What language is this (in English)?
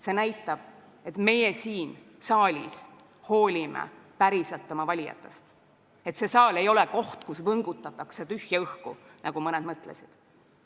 Estonian